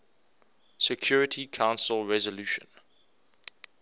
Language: English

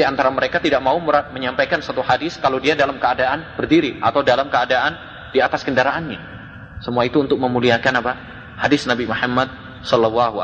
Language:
Indonesian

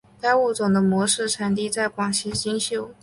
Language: Chinese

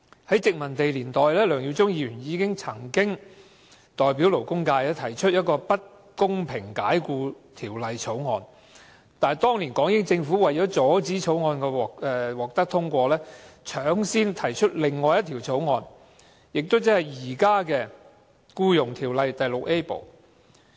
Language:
Cantonese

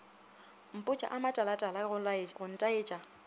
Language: Northern Sotho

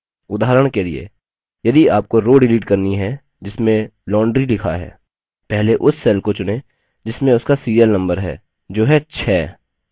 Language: Hindi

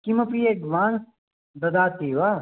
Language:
Sanskrit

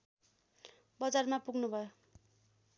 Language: Nepali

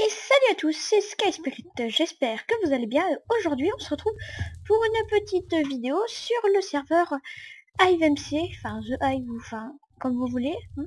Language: French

